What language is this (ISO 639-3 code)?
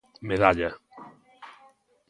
glg